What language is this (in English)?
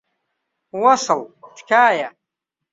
Central Kurdish